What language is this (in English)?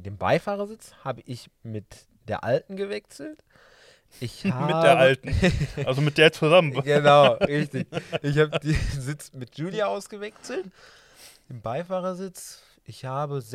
German